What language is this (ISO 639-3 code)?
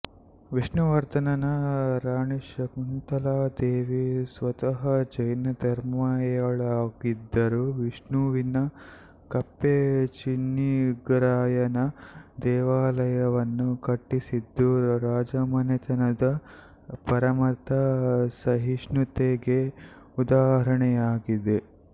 kan